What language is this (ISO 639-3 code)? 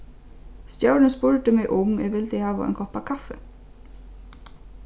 fao